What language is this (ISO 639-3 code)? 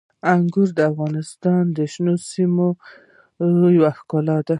pus